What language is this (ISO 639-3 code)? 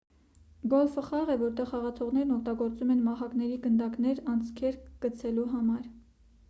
hye